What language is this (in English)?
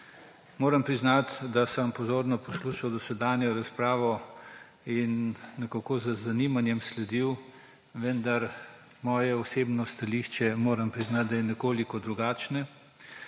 Slovenian